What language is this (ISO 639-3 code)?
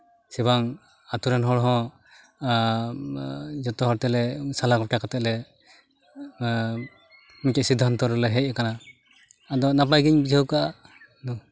sat